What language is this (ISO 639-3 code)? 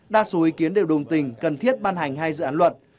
vie